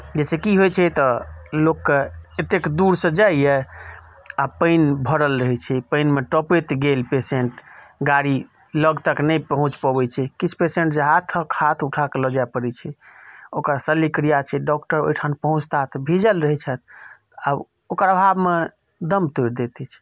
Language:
Maithili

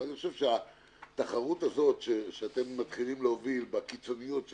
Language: Hebrew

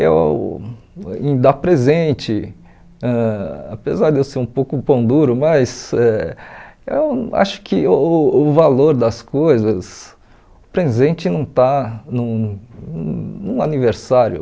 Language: Portuguese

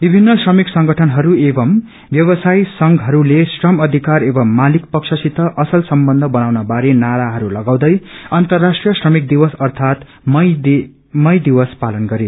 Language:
Nepali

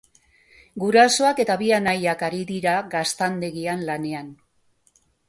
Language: Basque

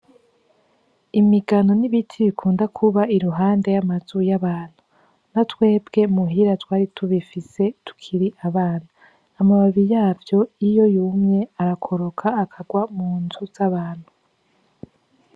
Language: Rundi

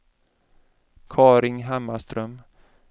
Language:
Swedish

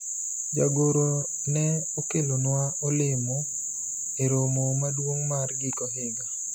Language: Luo (Kenya and Tanzania)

